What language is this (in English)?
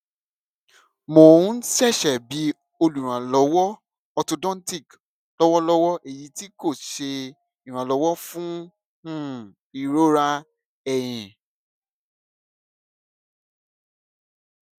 Yoruba